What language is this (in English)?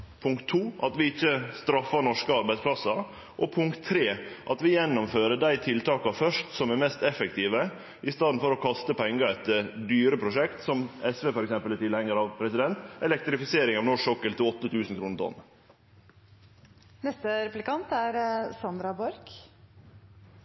Norwegian Nynorsk